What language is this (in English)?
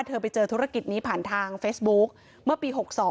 Thai